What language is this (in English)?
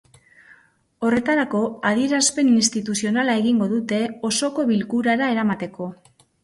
Basque